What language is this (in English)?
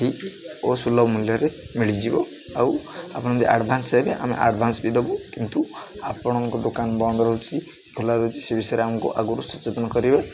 Odia